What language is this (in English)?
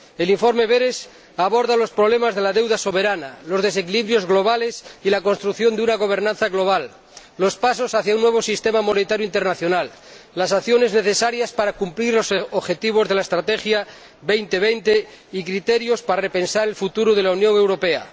Spanish